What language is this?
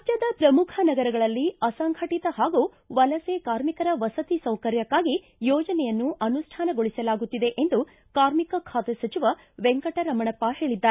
Kannada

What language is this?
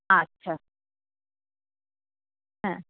Bangla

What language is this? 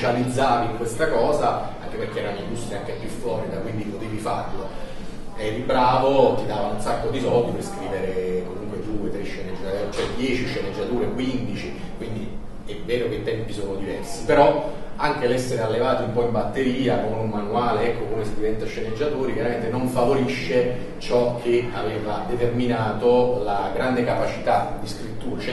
Italian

